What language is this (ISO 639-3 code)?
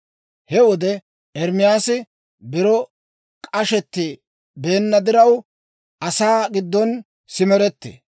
dwr